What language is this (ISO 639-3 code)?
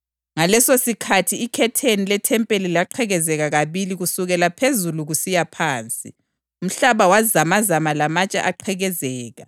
nde